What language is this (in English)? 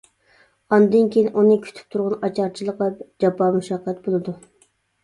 Uyghur